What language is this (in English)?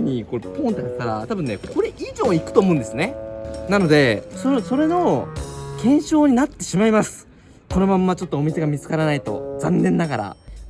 Japanese